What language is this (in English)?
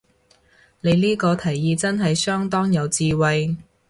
Cantonese